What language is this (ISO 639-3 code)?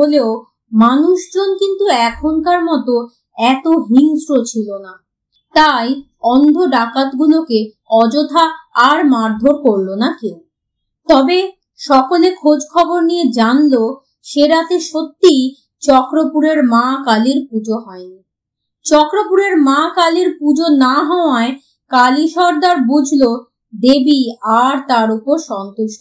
ben